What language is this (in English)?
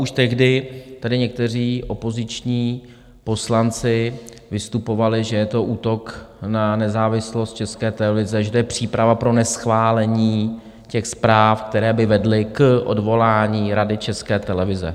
Czech